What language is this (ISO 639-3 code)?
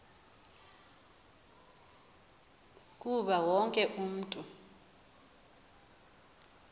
xho